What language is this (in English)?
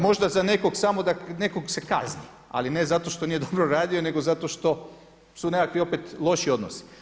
Croatian